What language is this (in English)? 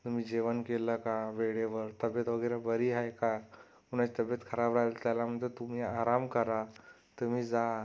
Marathi